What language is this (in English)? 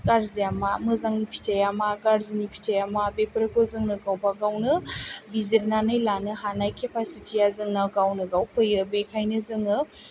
Bodo